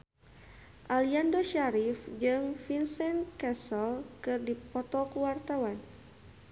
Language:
Sundanese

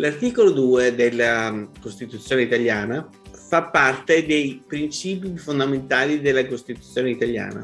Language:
Italian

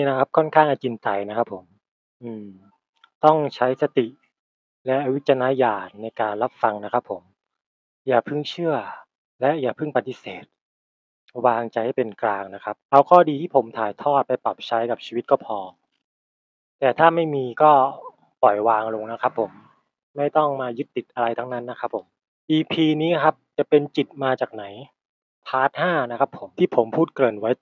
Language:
Thai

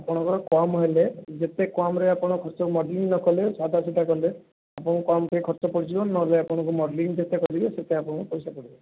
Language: Odia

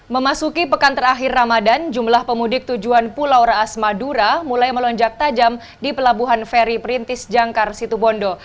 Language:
Indonesian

